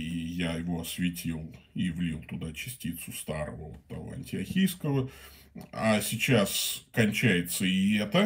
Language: Russian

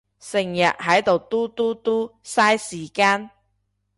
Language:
Cantonese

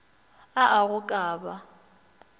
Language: Northern Sotho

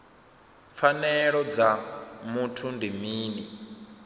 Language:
Venda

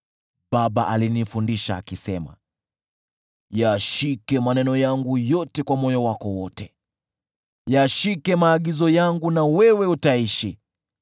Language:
Swahili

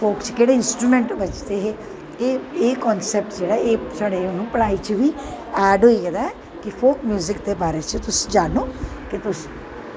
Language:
Dogri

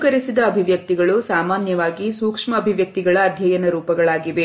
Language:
Kannada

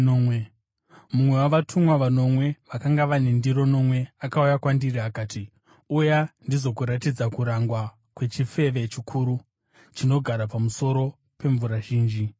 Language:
Shona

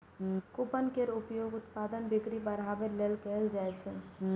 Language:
Maithili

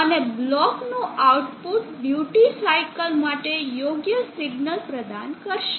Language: Gujarati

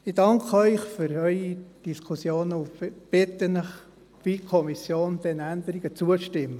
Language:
Swiss German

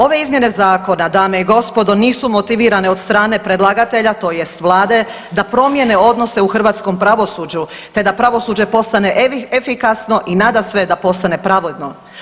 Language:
Croatian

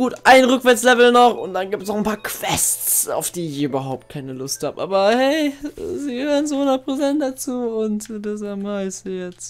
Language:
German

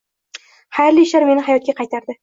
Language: Uzbek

